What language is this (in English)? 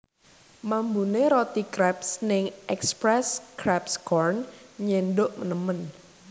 Javanese